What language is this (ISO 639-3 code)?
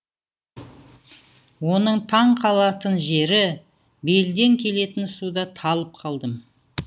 kaz